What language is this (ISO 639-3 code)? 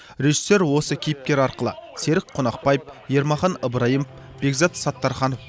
kaz